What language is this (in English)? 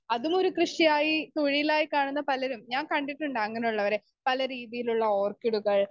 Malayalam